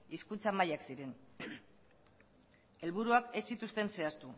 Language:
Basque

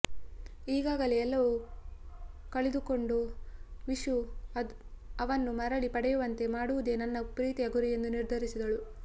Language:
Kannada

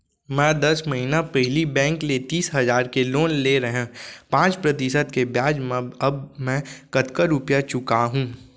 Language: Chhattisgarhi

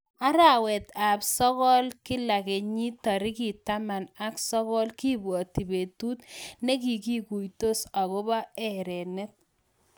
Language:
Kalenjin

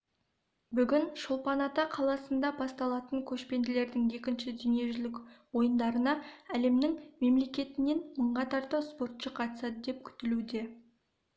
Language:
Kazakh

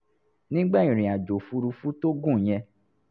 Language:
Yoruba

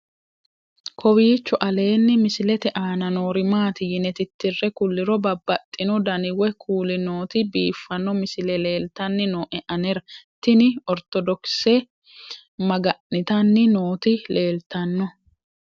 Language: Sidamo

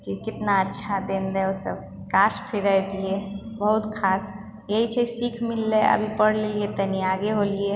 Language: Maithili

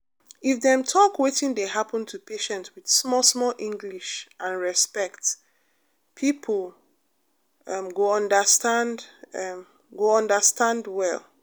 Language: Nigerian Pidgin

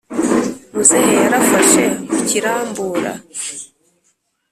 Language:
Kinyarwanda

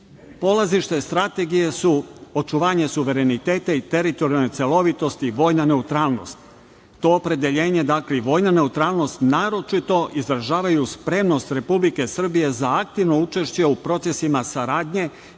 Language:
Serbian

